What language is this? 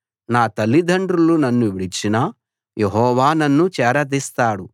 Telugu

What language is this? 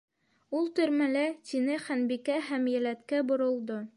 Bashkir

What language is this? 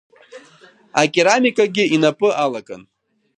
Abkhazian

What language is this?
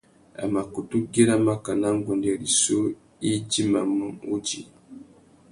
Tuki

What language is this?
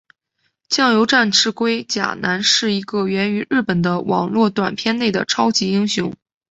Chinese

